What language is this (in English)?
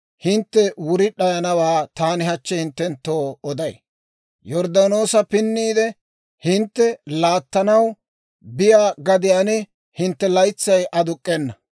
Dawro